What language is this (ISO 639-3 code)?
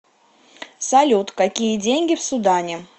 rus